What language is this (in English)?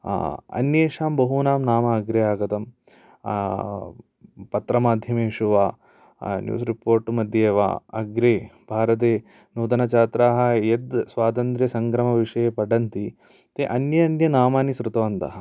Sanskrit